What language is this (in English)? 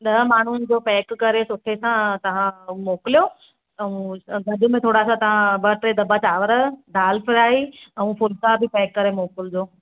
Sindhi